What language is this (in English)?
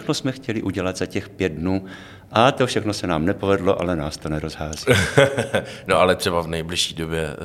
Czech